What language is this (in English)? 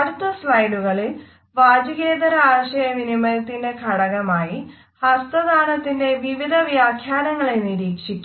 Malayalam